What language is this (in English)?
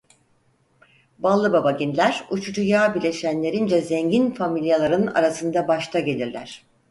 Turkish